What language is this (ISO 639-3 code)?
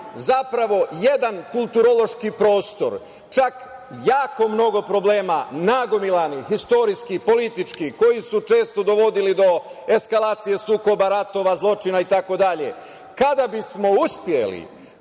srp